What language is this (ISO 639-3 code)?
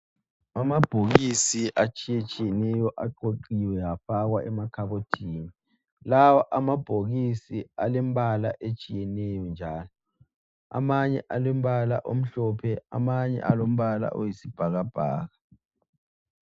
nde